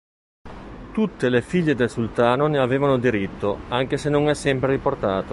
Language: Italian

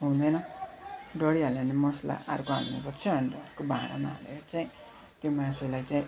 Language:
Nepali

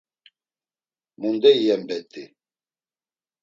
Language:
Laz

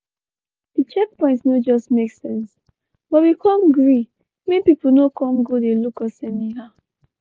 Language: Nigerian Pidgin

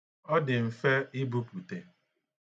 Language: Igbo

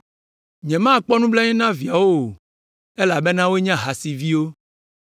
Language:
Ewe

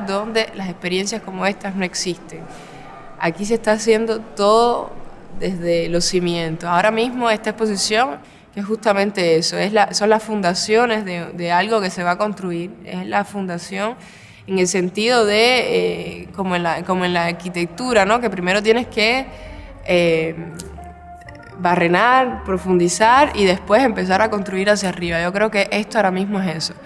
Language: Spanish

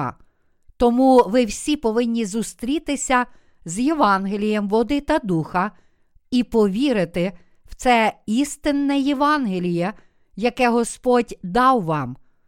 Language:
Ukrainian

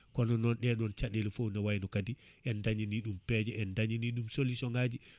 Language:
Fula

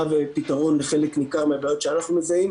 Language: Hebrew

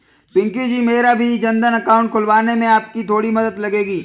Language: Hindi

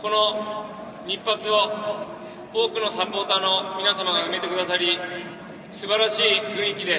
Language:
Japanese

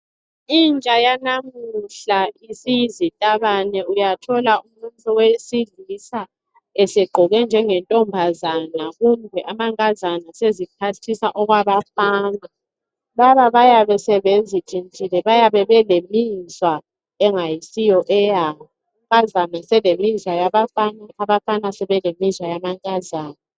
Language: North Ndebele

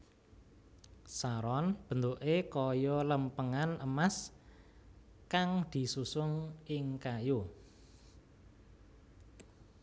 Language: Javanese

